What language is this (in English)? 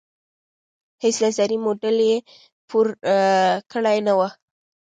Pashto